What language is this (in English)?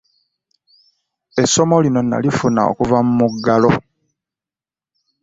Ganda